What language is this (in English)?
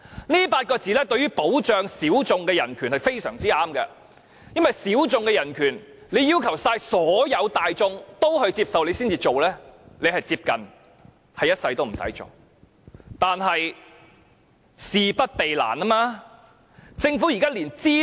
Cantonese